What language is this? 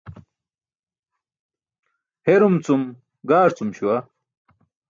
Burushaski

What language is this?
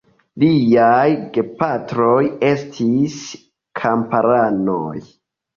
Esperanto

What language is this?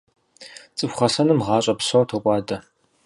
Kabardian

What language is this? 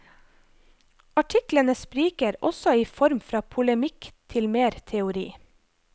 Norwegian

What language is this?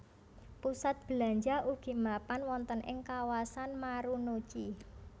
Javanese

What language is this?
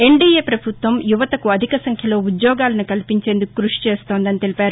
Telugu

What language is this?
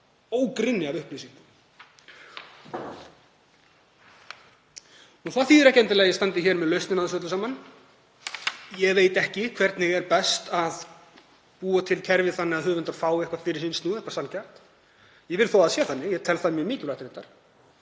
Icelandic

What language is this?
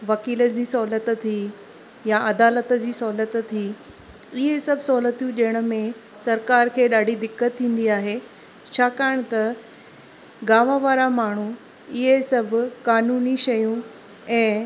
Sindhi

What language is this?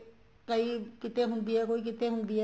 Punjabi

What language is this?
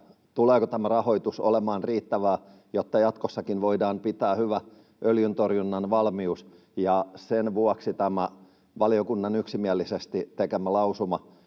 Finnish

